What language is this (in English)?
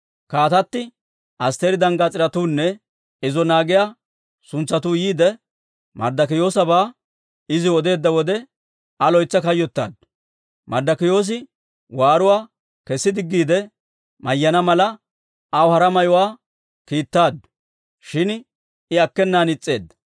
Dawro